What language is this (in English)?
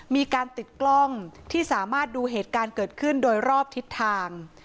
Thai